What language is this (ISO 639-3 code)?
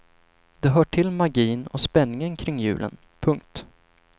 swe